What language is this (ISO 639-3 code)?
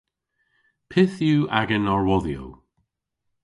cor